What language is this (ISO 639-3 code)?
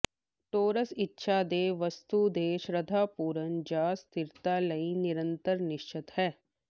pan